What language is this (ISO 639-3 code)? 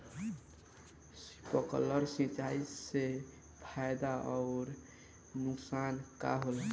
bho